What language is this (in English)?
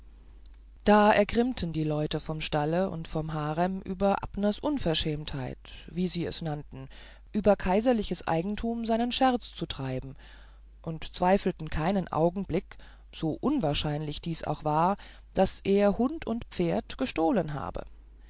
German